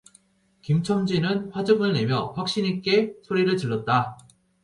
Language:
Korean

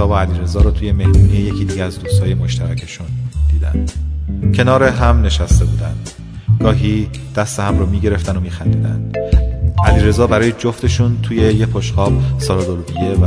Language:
Persian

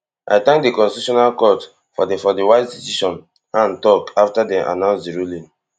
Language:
Nigerian Pidgin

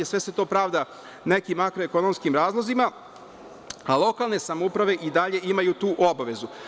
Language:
Serbian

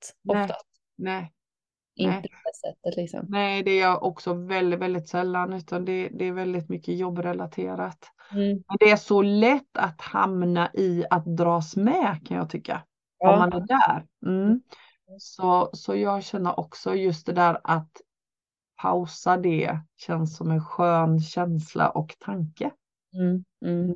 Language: Swedish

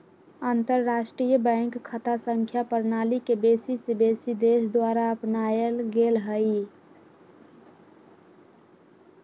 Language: Magahi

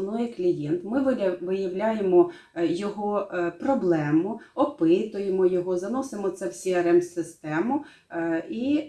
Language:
Ukrainian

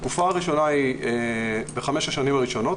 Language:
Hebrew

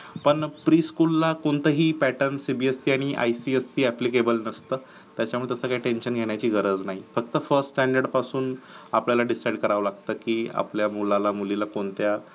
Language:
Marathi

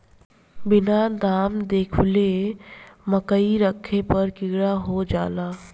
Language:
Bhojpuri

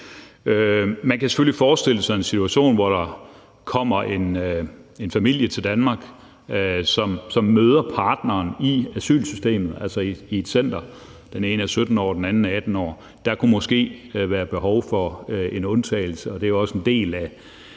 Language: Danish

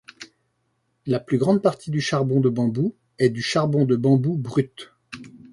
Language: French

